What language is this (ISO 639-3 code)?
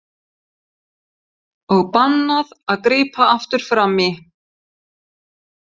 isl